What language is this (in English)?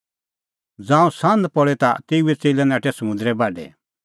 Kullu Pahari